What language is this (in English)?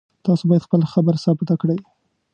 Pashto